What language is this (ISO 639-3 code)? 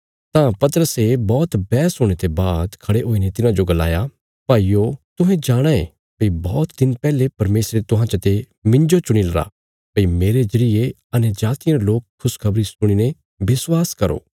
kfs